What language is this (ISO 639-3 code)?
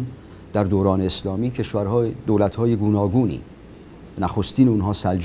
fas